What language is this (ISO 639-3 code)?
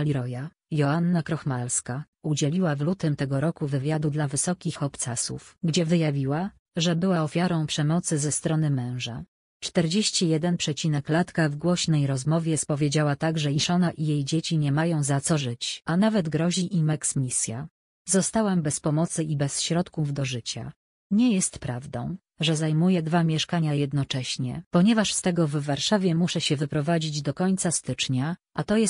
pol